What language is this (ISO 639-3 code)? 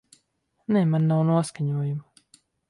lav